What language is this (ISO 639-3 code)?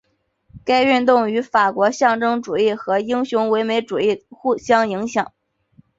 zho